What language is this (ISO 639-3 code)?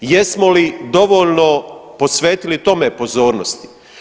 hrv